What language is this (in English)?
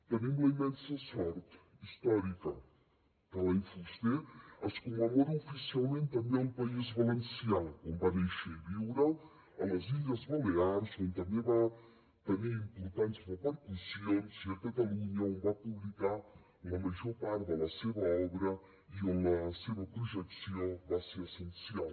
Catalan